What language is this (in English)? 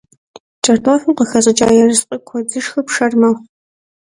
Kabardian